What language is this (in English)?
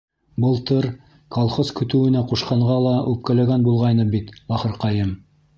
Bashkir